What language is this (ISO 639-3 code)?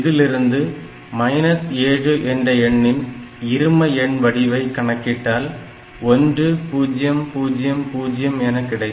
tam